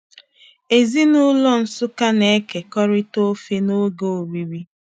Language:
Igbo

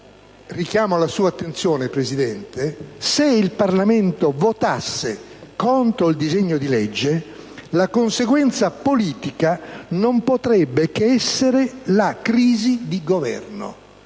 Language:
Italian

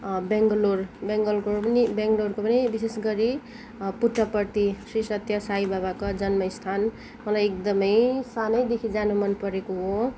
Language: Nepali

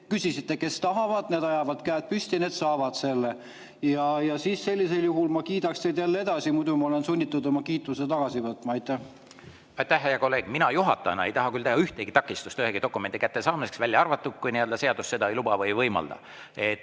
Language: Estonian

